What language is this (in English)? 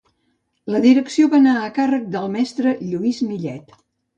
Catalan